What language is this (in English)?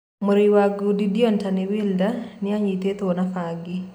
Kikuyu